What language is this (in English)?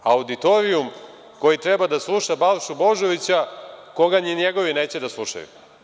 Serbian